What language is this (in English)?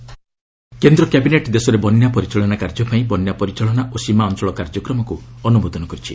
Odia